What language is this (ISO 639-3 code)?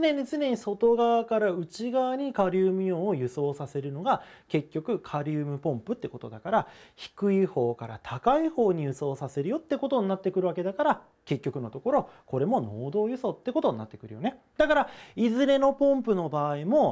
jpn